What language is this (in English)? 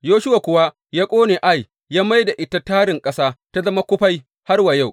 Hausa